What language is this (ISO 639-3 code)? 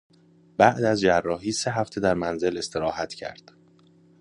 fas